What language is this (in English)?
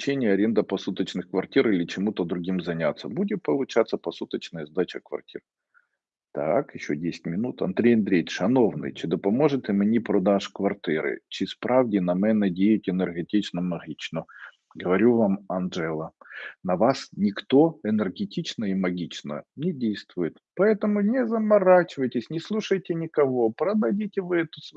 Russian